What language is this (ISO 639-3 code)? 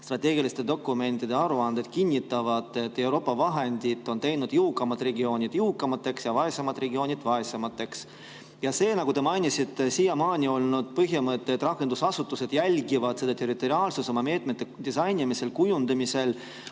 est